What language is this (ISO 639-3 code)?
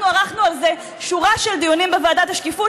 heb